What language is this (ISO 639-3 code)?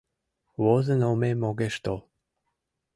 chm